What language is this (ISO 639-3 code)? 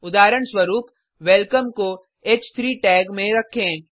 hin